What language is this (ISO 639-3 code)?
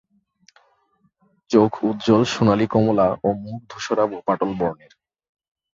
ben